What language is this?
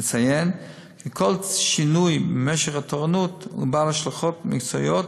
Hebrew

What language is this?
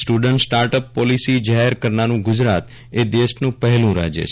Gujarati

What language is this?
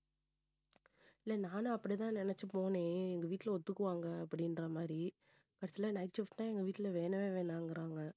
Tamil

